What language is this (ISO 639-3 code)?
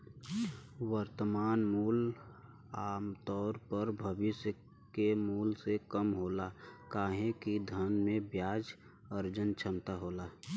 bho